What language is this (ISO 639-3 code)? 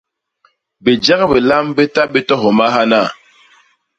bas